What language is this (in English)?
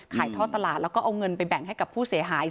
Thai